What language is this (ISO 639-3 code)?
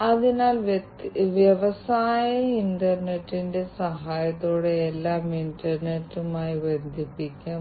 mal